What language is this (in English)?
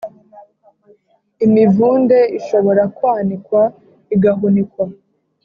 Kinyarwanda